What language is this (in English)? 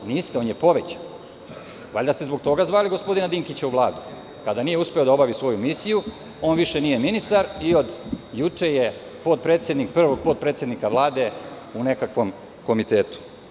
Serbian